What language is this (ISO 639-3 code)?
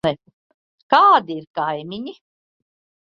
lav